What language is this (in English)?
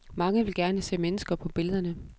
Danish